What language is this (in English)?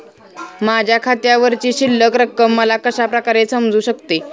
Marathi